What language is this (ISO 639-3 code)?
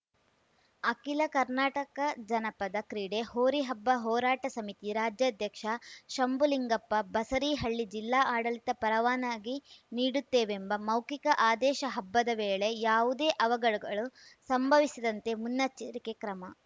kan